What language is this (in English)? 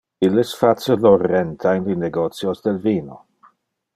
Interlingua